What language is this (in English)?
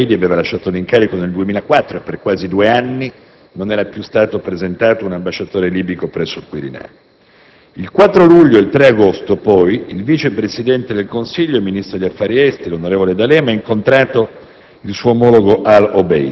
Italian